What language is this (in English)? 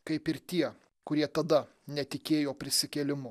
Lithuanian